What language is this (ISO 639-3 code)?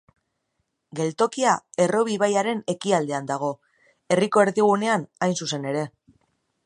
eus